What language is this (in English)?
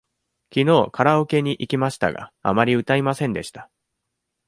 Japanese